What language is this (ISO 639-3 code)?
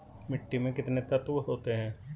hin